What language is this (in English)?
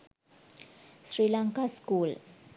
Sinhala